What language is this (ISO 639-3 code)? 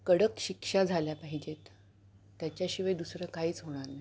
mar